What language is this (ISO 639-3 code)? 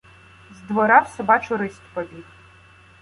ukr